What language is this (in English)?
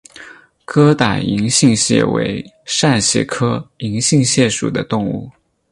Chinese